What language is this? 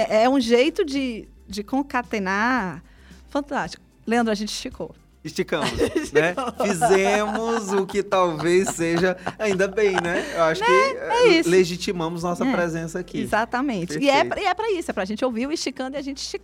Portuguese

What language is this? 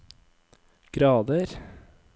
Norwegian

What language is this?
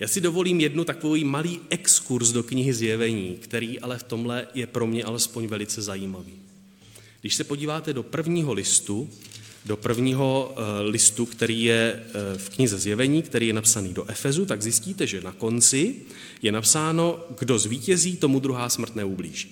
Czech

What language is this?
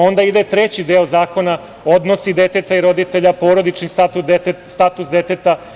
Serbian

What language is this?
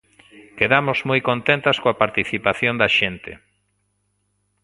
Galician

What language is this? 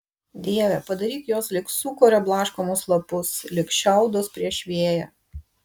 Lithuanian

